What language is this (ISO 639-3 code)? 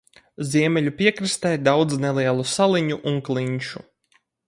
lav